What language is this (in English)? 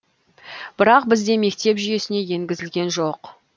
Kazakh